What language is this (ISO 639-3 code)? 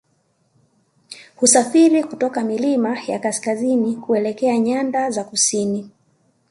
swa